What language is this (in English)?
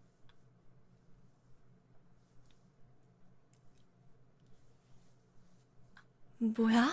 Korean